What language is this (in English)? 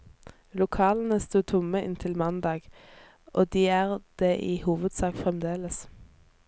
Norwegian